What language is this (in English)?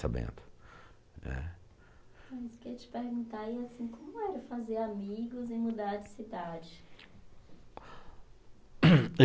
Portuguese